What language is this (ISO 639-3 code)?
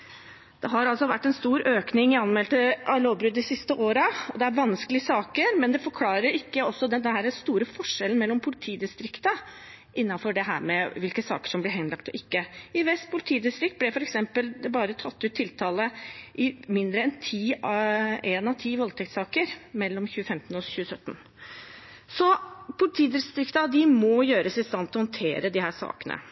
nob